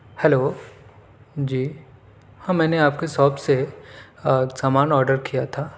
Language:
Urdu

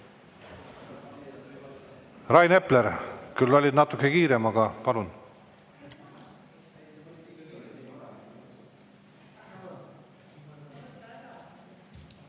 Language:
Estonian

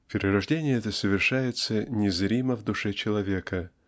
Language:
Russian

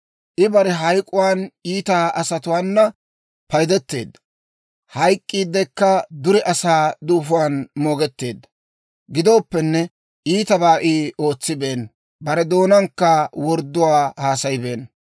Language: Dawro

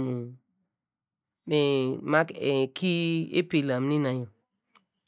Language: Degema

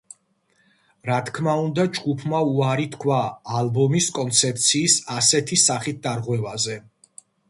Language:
Georgian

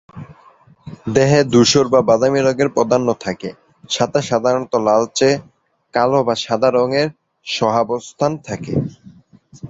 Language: Bangla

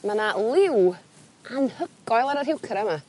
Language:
Welsh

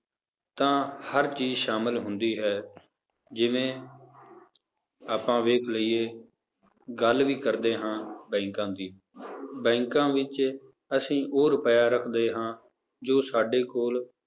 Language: Punjabi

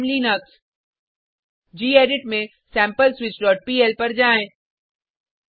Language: Hindi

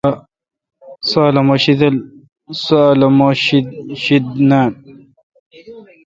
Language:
Kalkoti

